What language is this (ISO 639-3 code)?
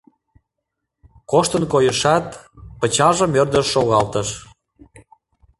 chm